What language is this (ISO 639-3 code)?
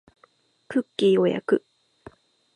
jpn